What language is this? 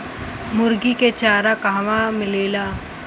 Bhojpuri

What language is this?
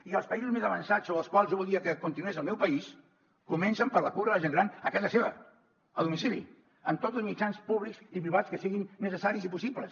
Catalan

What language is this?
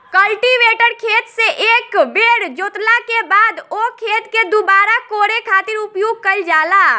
Bhojpuri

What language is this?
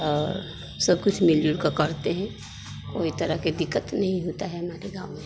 Hindi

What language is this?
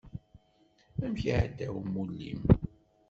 Kabyle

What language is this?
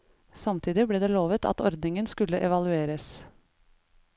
Norwegian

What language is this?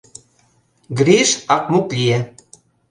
Mari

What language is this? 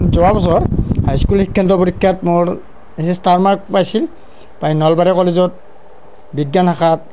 Assamese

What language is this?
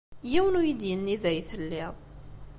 Kabyle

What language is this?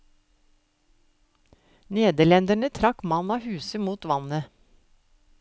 Norwegian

